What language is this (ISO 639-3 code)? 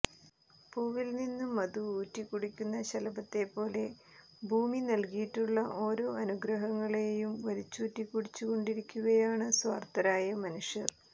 mal